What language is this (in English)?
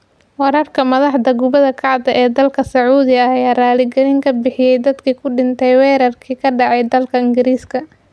Somali